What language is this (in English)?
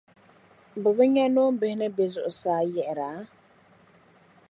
Dagbani